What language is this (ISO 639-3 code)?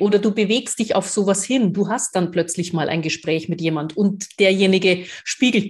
deu